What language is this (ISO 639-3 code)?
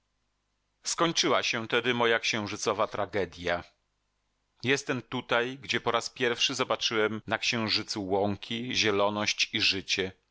pol